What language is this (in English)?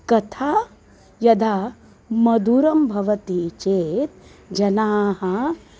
Sanskrit